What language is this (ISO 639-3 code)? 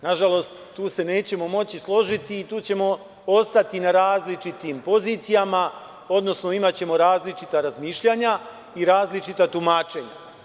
srp